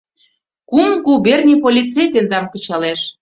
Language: Mari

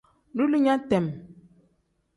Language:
Tem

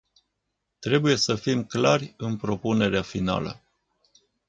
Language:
Romanian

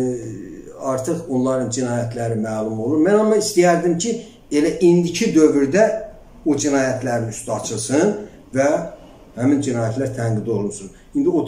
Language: Turkish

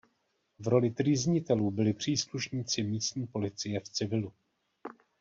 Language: Czech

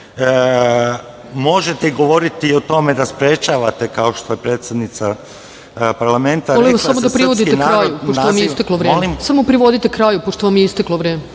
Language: Serbian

